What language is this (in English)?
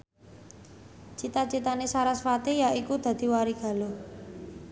Javanese